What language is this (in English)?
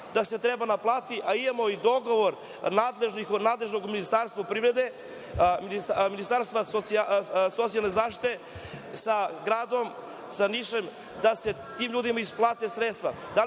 Serbian